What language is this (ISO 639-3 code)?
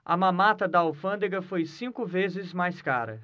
por